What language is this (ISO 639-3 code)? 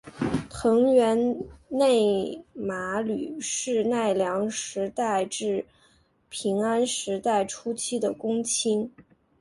zho